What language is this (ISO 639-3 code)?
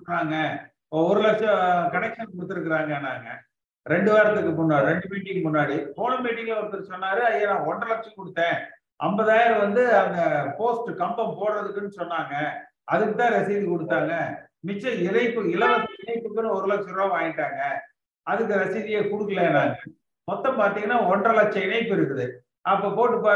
tam